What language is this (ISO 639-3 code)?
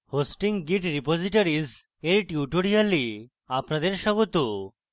ben